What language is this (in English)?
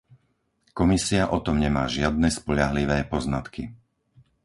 Slovak